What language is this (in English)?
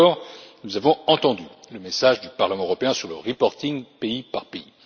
French